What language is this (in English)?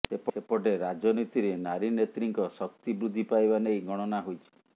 Odia